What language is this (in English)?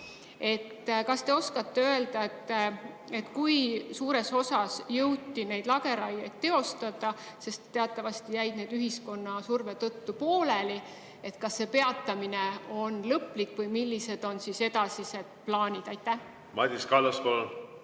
Estonian